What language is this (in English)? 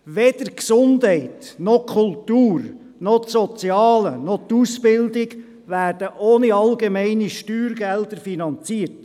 Swiss German